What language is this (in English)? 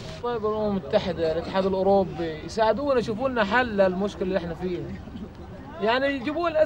Arabic